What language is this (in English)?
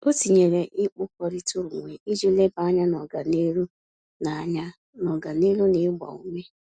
Igbo